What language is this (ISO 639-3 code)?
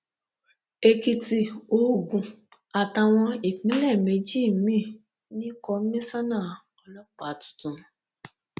yor